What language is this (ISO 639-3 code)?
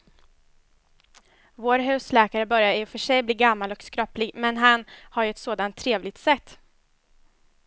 swe